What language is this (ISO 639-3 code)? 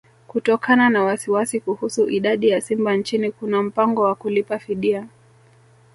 swa